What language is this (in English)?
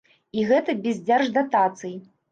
Belarusian